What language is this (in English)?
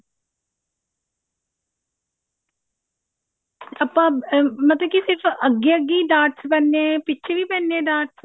Punjabi